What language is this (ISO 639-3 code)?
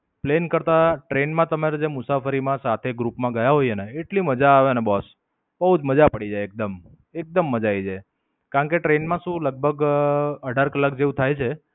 guj